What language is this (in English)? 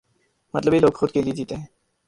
Urdu